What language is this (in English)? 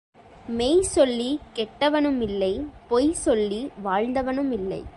Tamil